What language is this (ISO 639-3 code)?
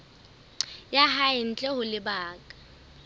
sot